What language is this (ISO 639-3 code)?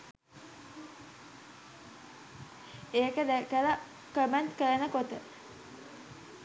sin